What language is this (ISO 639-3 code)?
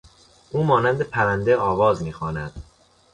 fas